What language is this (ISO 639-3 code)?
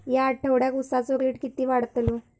mar